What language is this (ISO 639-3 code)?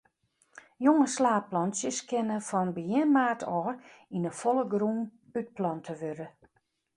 fry